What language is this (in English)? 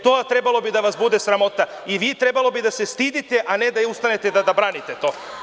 Serbian